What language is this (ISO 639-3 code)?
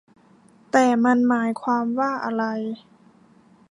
tha